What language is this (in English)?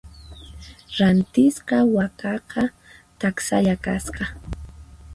Puno Quechua